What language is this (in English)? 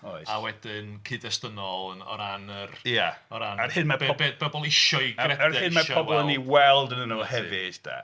Welsh